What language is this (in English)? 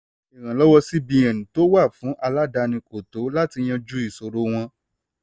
Yoruba